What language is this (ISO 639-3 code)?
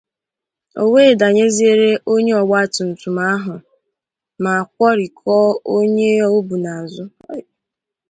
ibo